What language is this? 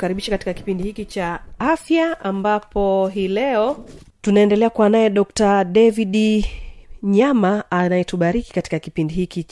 Swahili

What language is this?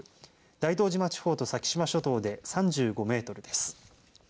Japanese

